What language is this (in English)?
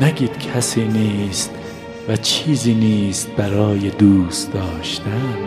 Persian